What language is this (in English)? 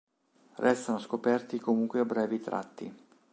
Italian